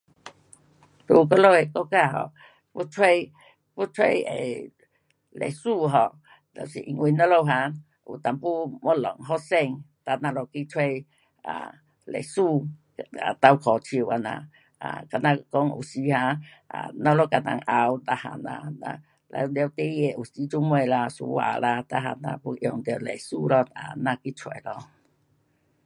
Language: Pu-Xian Chinese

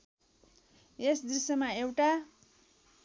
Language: Nepali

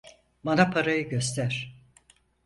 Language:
Turkish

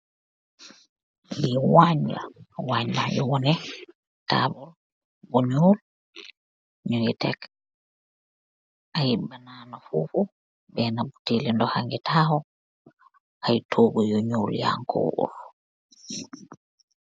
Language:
Wolof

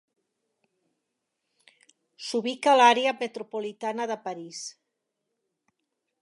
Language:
Catalan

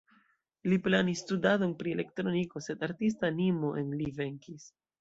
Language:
Esperanto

